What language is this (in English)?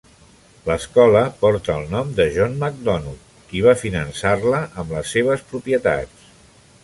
Catalan